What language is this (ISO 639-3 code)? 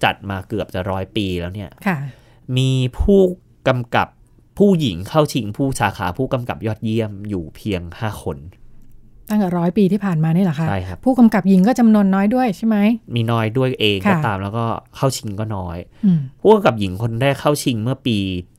tha